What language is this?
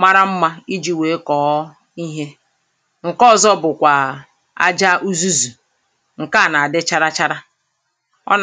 Igbo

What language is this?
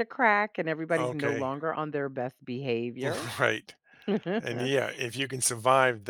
English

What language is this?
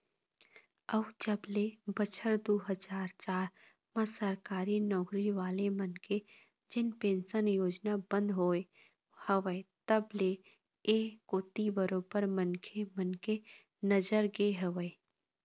Chhattisgarhi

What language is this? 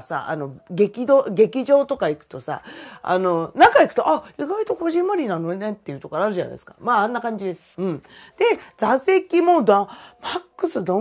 Japanese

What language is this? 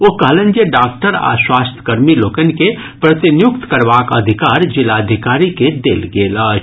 Maithili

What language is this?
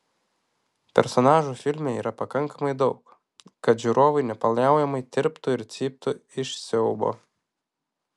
Lithuanian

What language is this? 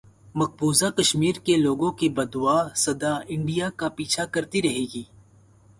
Urdu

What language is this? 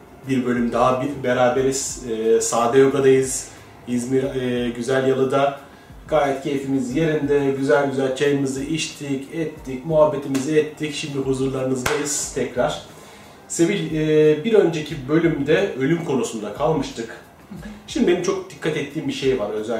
Turkish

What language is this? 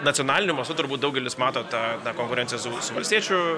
Lithuanian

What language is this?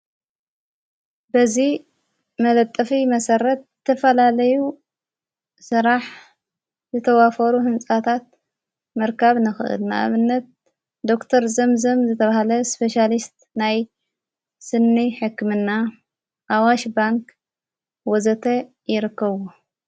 Tigrinya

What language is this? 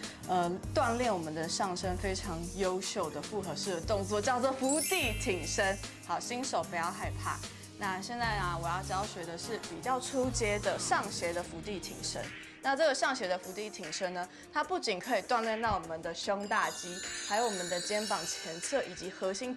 Chinese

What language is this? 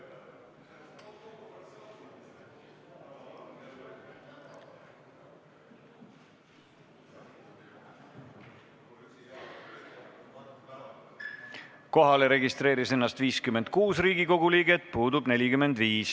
Estonian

